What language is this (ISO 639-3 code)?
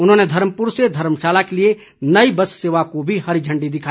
hin